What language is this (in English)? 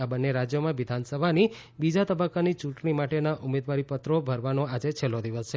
Gujarati